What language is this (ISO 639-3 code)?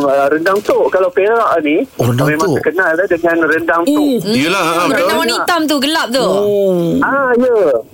msa